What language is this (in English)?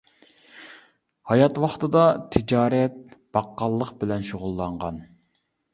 Uyghur